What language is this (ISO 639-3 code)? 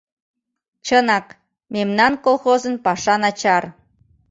chm